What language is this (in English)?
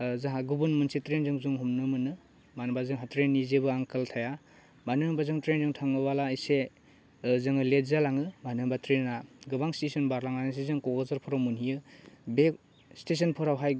Bodo